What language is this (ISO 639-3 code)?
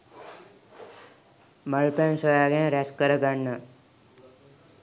sin